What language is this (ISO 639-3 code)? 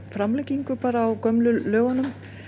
isl